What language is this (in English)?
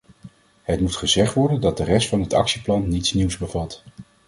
Dutch